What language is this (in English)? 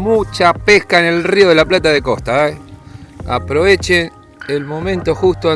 Spanish